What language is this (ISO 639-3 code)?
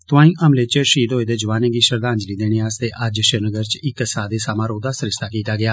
doi